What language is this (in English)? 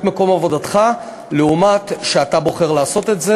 Hebrew